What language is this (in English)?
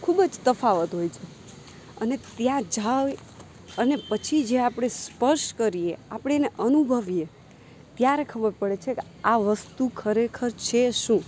Gujarati